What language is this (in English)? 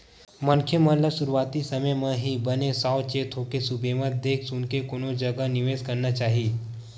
Chhattisgarhi